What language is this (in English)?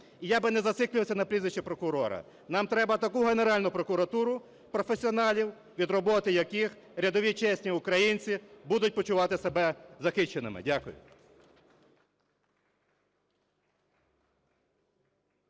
Ukrainian